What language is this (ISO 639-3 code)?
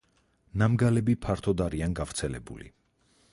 kat